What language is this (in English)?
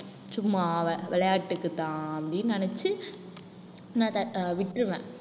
Tamil